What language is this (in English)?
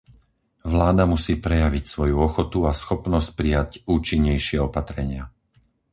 Slovak